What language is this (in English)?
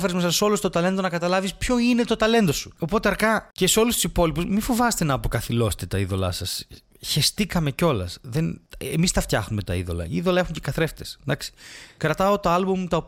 Greek